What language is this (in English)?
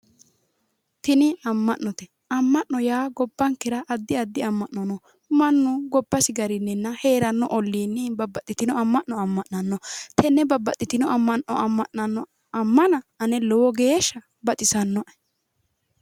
Sidamo